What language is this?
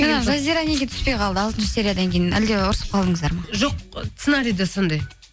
Kazakh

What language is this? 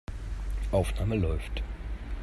German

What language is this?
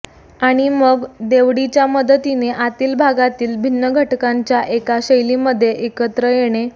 Marathi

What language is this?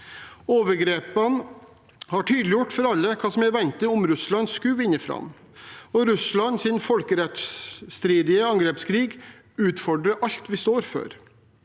Norwegian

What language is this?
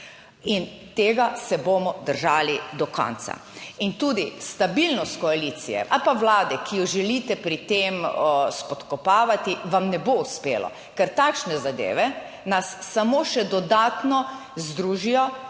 Slovenian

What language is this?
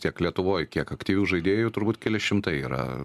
Lithuanian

